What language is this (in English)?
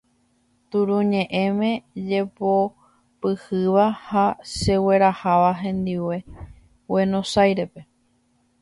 Guarani